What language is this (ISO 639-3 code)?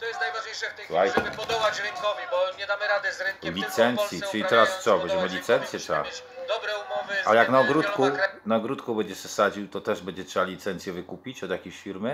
pol